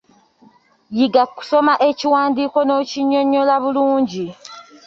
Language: Ganda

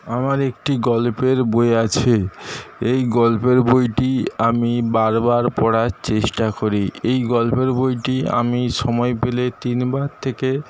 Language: Bangla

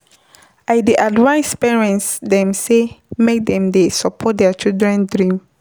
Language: Nigerian Pidgin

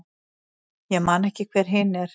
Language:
Icelandic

